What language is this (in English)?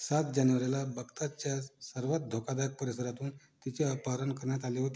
Marathi